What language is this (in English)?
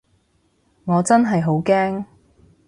Cantonese